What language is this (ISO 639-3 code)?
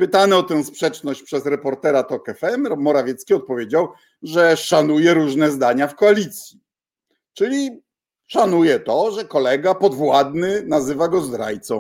pol